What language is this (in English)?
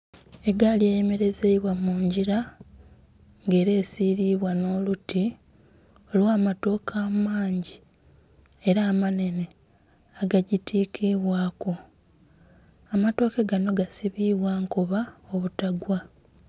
Soga